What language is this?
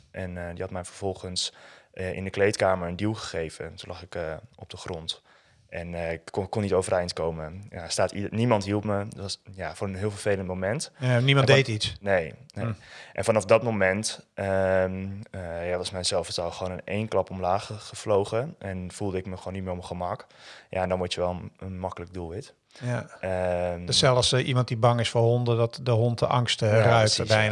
Dutch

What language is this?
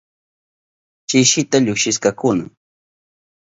Southern Pastaza Quechua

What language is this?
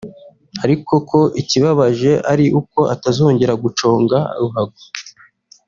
Kinyarwanda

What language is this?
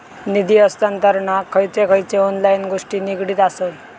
Marathi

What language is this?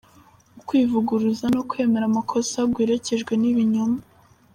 Kinyarwanda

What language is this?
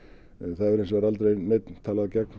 Icelandic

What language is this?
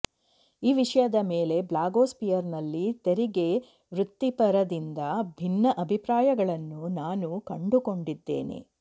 Kannada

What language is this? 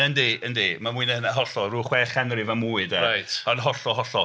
Welsh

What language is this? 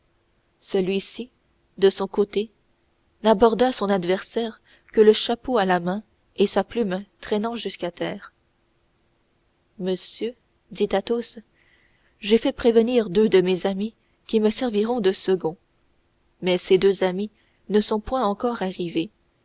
French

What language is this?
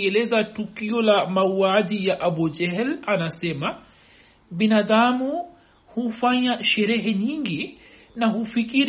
Swahili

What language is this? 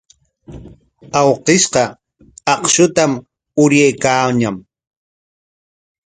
Corongo Ancash Quechua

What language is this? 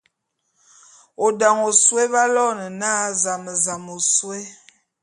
Bulu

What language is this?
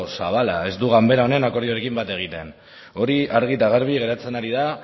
Basque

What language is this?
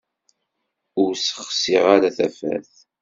Kabyle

